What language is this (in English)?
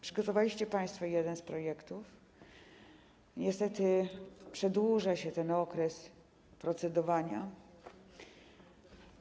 Polish